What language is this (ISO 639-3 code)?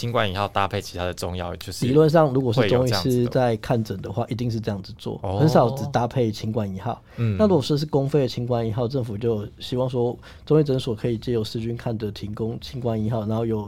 zho